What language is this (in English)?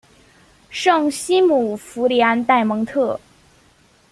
Chinese